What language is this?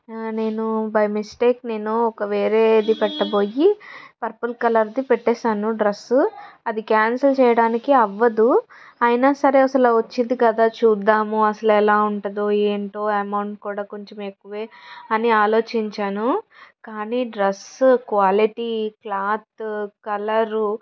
Telugu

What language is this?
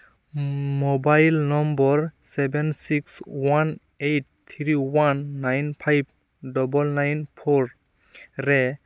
Santali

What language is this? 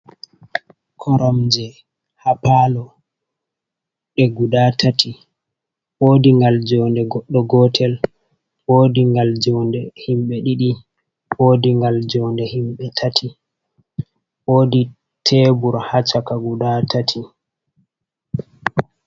Fula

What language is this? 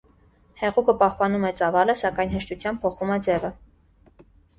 Armenian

